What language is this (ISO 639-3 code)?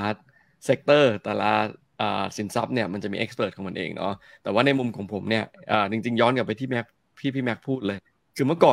tha